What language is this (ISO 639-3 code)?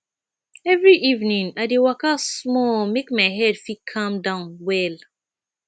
pcm